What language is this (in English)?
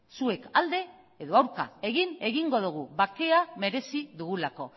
Basque